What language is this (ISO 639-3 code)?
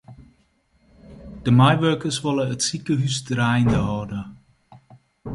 fry